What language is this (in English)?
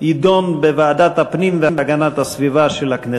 Hebrew